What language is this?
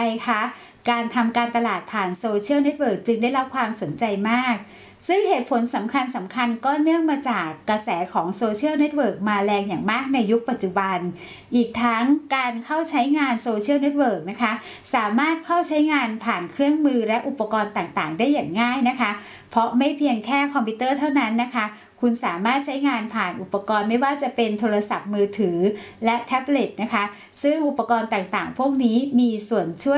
Thai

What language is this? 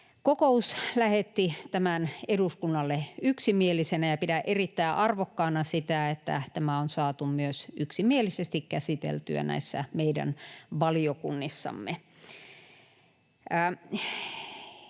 Finnish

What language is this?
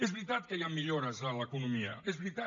Catalan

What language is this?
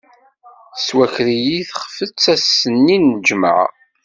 Kabyle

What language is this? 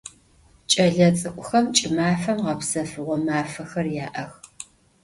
Adyghe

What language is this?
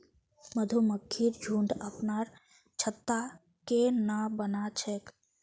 Magahi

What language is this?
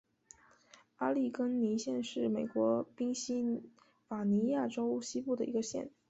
Chinese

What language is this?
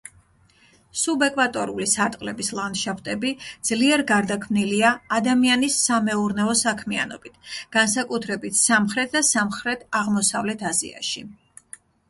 Georgian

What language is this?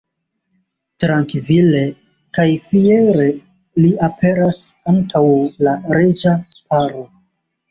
Esperanto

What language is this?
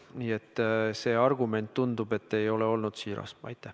Estonian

